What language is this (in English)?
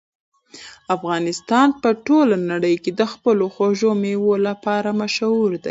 Pashto